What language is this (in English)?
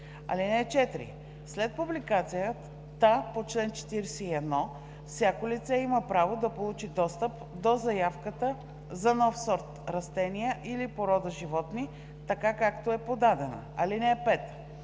Bulgarian